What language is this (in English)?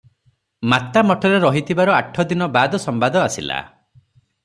Odia